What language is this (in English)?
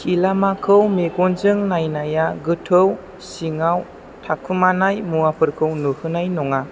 Bodo